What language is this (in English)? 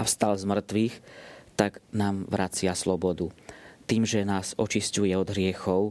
Slovak